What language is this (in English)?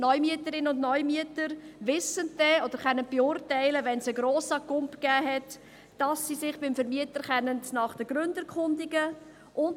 Swiss German